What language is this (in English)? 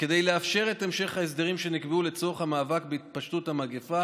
Hebrew